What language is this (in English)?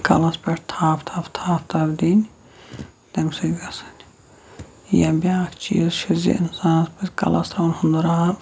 Kashmiri